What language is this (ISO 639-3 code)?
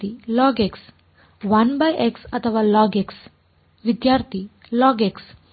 kan